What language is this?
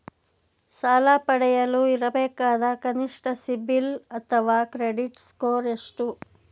Kannada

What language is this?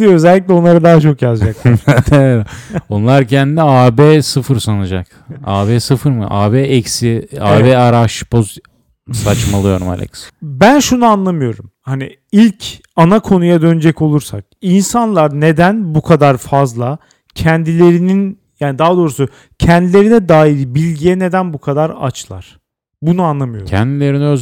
Turkish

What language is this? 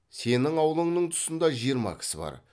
Kazakh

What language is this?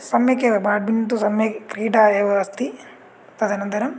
Sanskrit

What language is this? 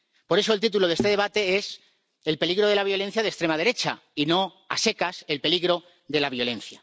Spanish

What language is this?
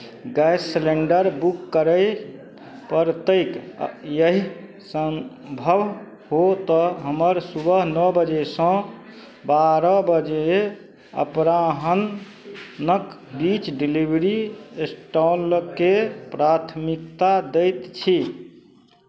Maithili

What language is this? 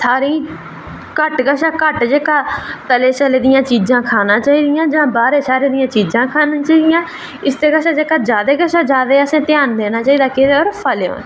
Dogri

